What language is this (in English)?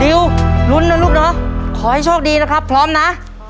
Thai